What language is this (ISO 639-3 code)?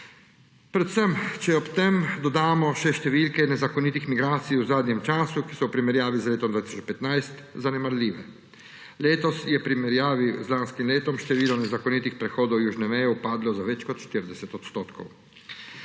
slv